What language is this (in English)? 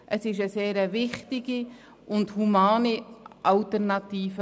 Swiss German